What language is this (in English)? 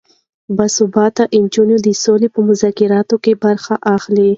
Pashto